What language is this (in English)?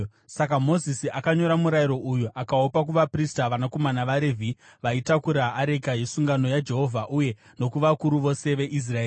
Shona